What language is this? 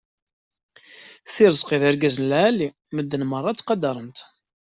Kabyle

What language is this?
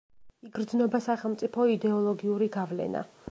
Georgian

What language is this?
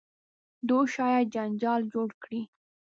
Pashto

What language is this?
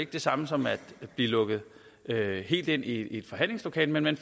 Danish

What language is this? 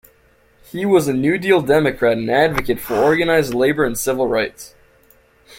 English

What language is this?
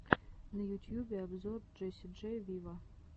Russian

